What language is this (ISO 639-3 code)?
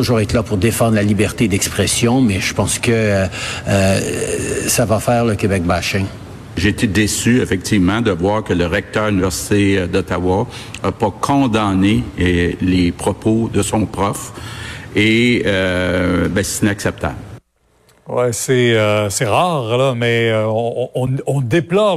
fra